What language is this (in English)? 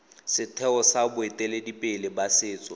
Tswana